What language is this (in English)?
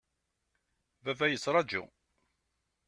Kabyle